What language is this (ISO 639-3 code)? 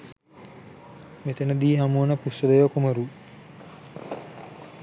sin